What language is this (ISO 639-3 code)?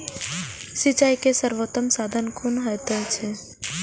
mai